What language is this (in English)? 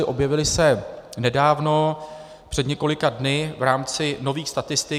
Czech